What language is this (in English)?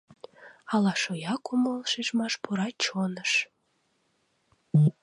Mari